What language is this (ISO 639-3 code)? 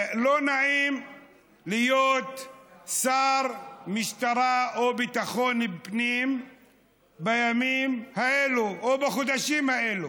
heb